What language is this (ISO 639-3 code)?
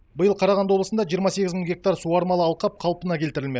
kaz